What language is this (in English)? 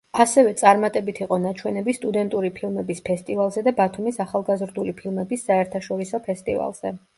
Georgian